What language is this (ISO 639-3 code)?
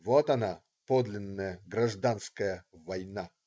rus